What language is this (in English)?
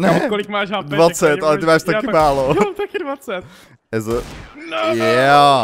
Czech